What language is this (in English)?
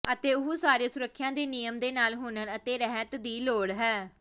Punjabi